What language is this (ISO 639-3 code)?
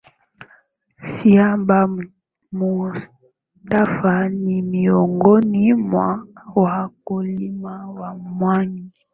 swa